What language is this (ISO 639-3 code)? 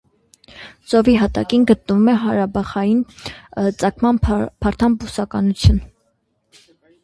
hye